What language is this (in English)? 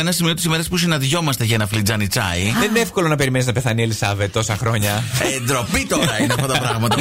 Greek